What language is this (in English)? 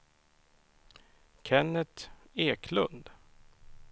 Swedish